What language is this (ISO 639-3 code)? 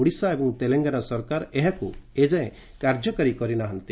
ori